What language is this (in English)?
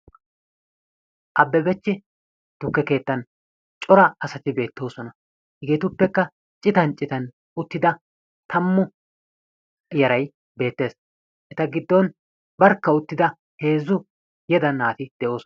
Wolaytta